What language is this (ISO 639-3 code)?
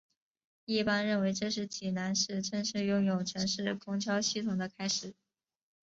zho